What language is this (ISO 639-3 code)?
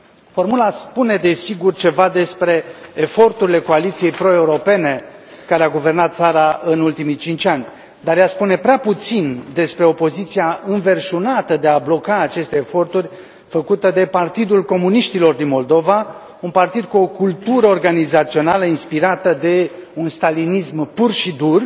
ron